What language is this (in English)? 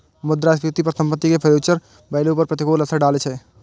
Maithili